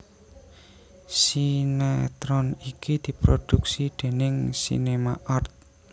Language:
Javanese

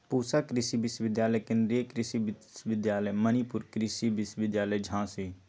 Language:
Magahi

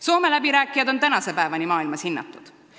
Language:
Estonian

